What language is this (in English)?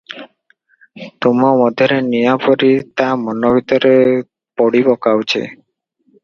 Odia